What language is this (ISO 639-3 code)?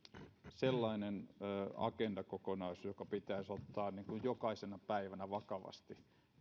fin